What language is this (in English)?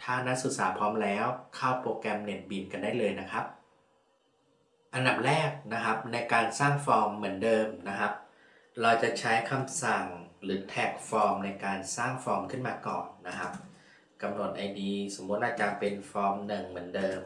Thai